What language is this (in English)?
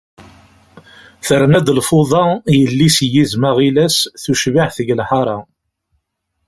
Kabyle